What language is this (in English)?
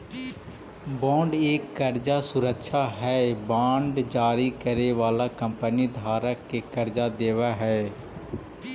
Magahi